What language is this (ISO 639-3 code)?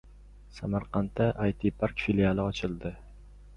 uzb